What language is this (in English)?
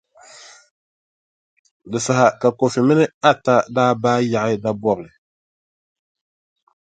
Dagbani